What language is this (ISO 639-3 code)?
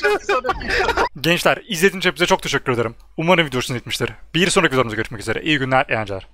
tur